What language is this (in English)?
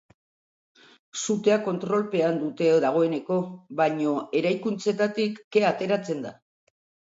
Basque